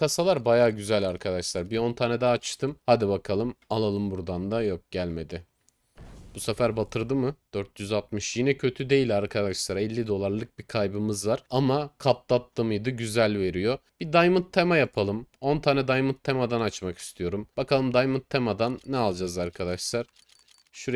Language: Turkish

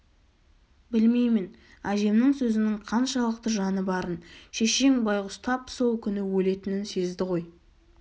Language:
Kazakh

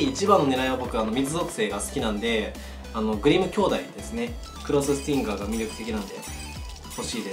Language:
Japanese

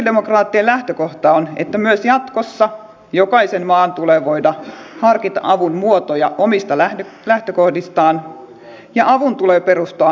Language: Finnish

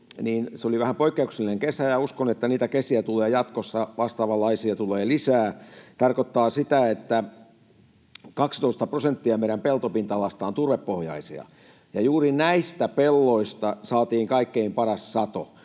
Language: Finnish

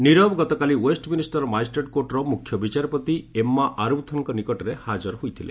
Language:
Odia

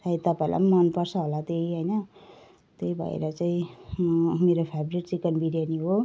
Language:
Nepali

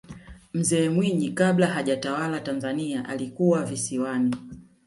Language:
Swahili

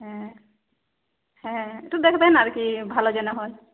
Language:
Bangla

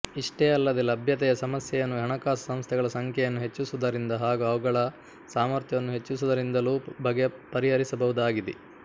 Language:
Kannada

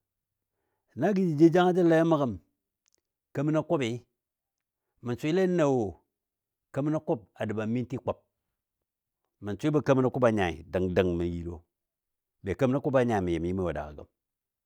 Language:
Dadiya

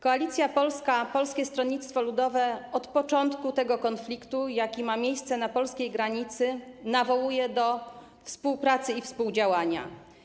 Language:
Polish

